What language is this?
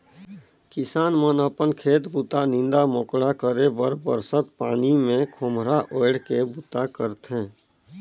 Chhattisgarhi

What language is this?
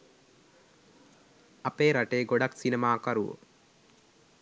Sinhala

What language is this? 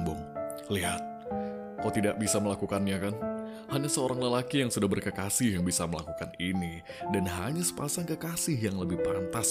Indonesian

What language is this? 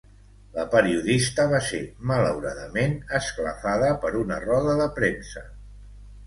Catalan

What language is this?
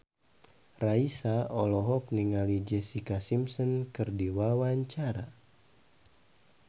Sundanese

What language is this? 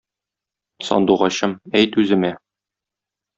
Tatar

